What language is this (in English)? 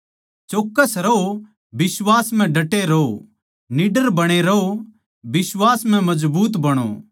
Haryanvi